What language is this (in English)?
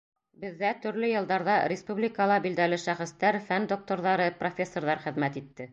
Bashkir